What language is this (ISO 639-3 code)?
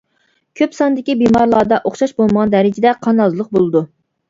uig